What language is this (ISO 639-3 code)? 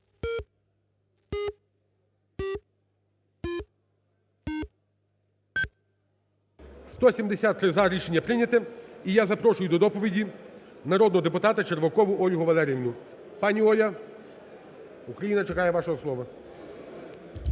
ukr